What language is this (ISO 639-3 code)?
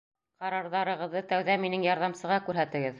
bak